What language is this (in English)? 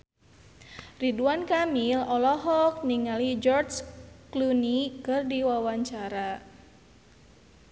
Sundanese